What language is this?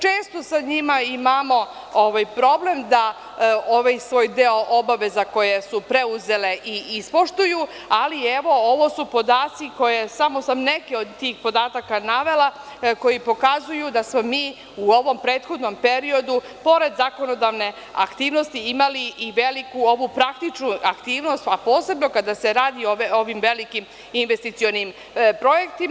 Serbian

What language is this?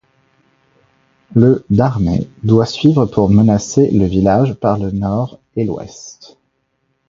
French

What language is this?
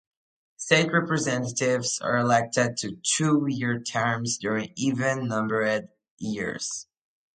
English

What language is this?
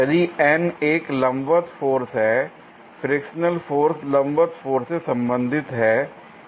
Hindi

